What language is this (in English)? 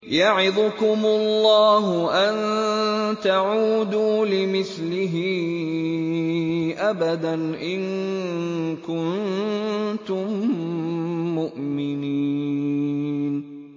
Arabic